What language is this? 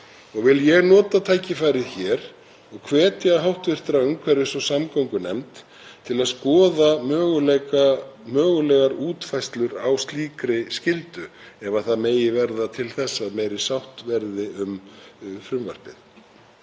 Icelandic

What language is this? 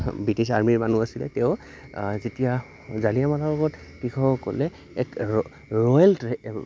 Assamese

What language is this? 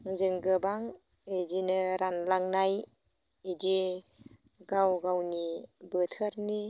Bodo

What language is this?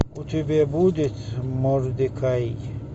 Russian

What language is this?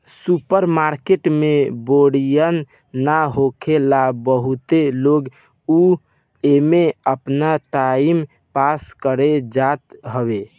Bhojpuri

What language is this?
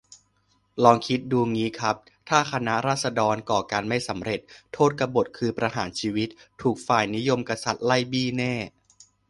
Thai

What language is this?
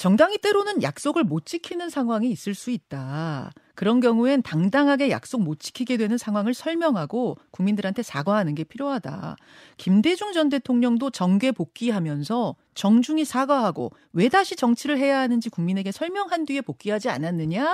Korean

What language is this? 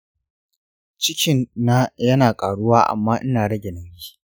Hausa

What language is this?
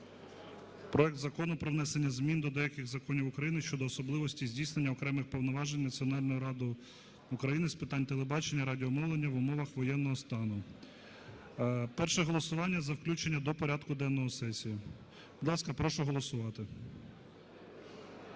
Ukrainian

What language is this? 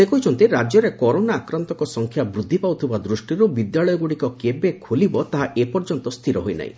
Odia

